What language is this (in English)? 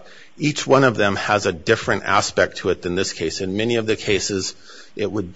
English